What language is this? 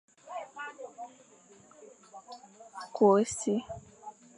Fang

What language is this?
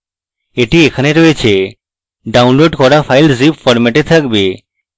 Bangla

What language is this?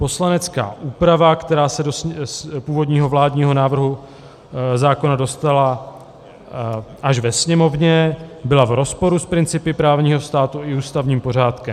Czech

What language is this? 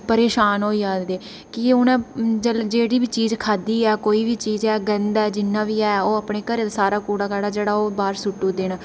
Dogri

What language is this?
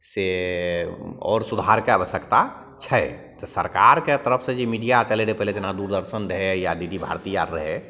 Maithili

